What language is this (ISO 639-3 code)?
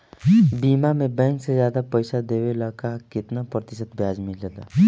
bho